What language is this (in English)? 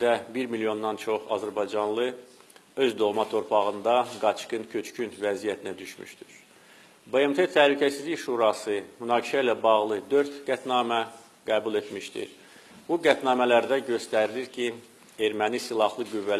Azerbaijani